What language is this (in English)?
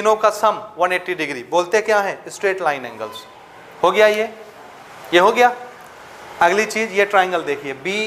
Hindi